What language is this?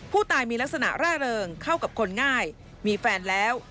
Thai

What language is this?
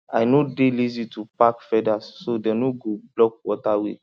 Nigerian Pidgin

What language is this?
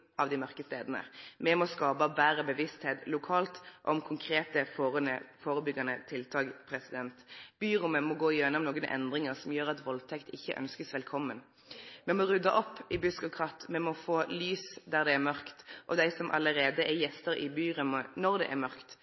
Norwegian Nynorsk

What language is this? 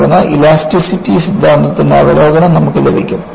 Malayalam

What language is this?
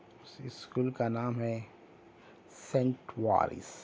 Urdu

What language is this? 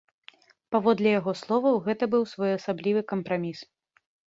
Belarusian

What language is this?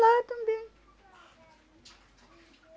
Portuguese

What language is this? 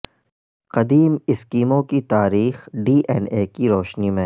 Urdu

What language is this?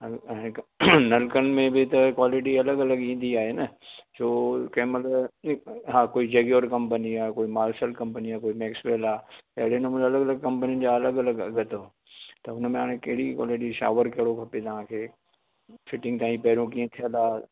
Sindhi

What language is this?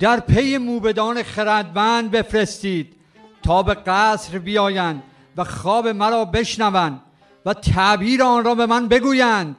Persian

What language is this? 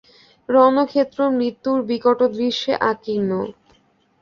Bangla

